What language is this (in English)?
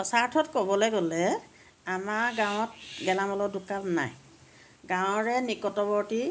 Assamese